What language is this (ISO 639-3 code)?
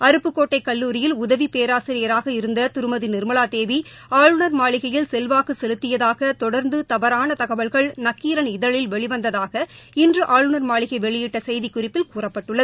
tam